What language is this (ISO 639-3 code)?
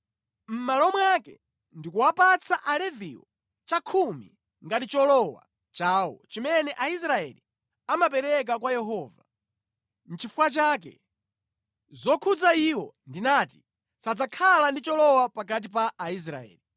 nya